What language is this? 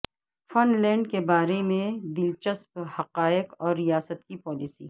Urdu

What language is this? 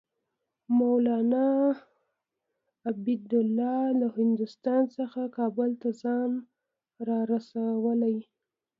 Pashto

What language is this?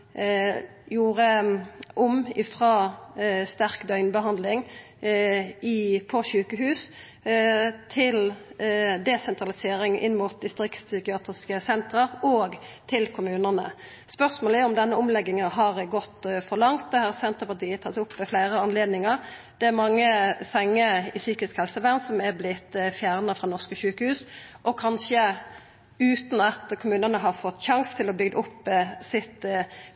Norwegian Nynorsk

